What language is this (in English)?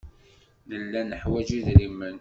Kabyle